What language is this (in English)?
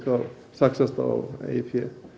Icelandic